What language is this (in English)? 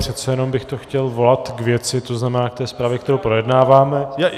Czech